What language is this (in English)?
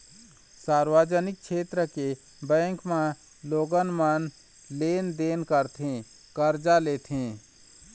Chhattisgarhi